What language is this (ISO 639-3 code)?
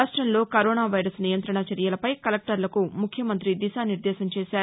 tel